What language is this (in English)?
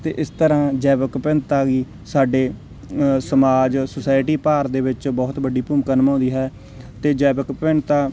Punjabi